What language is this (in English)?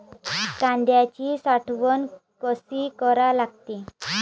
Marathi